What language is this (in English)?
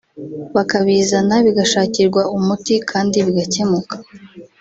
Kinyarwanda